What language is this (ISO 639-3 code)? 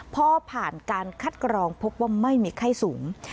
tha